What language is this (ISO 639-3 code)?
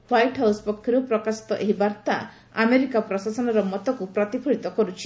ori